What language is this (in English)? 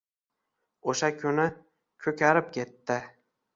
Uzbek